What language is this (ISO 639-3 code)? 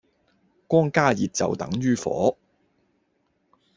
yue